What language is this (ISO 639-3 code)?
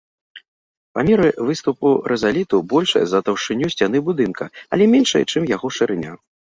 bel